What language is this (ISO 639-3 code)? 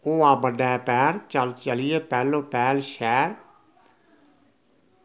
doi